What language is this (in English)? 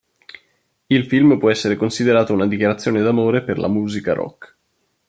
Italian